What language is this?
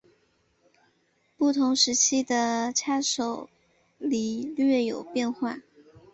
Chinese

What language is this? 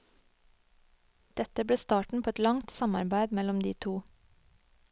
Norwegian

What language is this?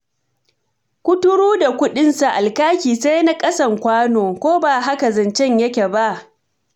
Hausa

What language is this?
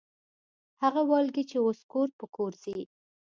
Pashto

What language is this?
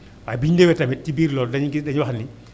Wolof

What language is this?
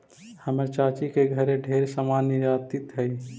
Magahi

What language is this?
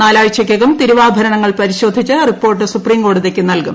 Malayalam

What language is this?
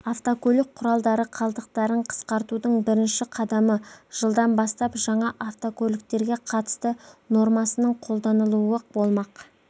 Kazakh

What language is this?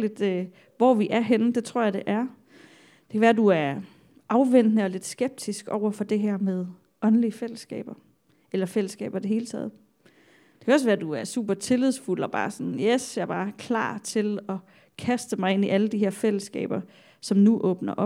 Danish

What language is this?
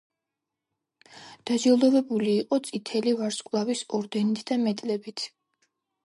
Georgian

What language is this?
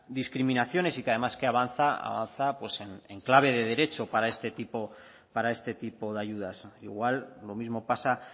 Spanish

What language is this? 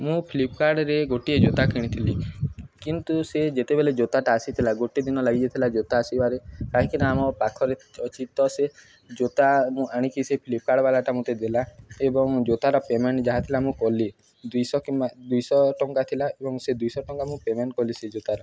Odia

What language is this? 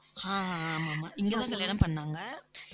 Tamil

